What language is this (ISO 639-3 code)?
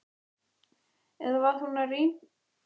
isl